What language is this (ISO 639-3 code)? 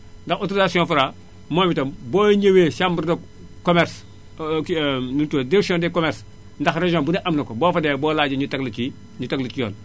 wol